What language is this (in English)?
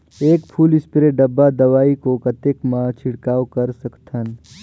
Chhattisgarhi